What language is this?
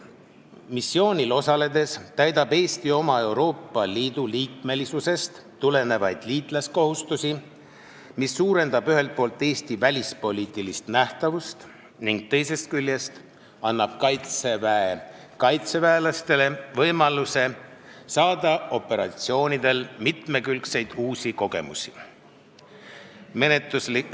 Estonian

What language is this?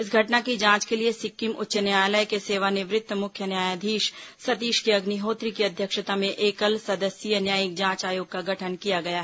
Hindi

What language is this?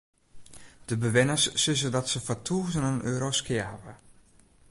Western Frisian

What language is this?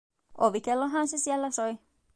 Finnish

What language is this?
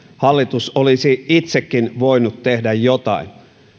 Finnish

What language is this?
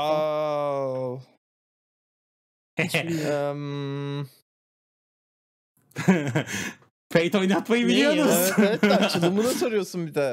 Turkish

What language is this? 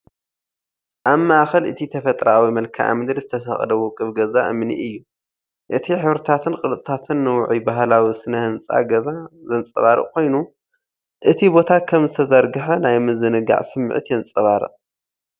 Tigrinya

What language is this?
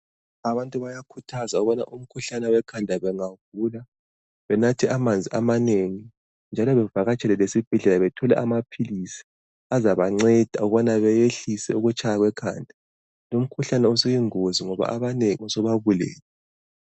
North Ndebele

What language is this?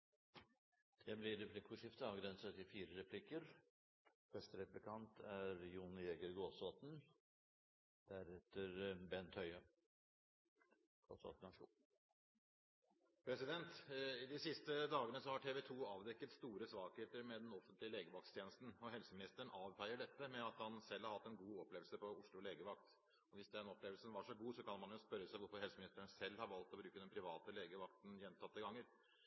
Norwegian Bokmål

